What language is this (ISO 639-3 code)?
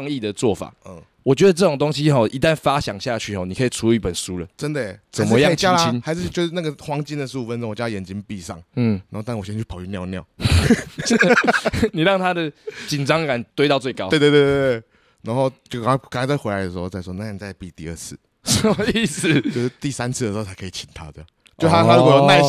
zho